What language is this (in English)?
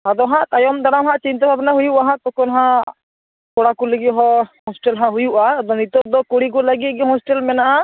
Santali